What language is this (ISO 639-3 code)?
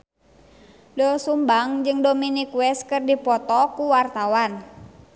sun